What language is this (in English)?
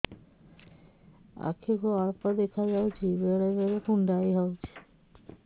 Odia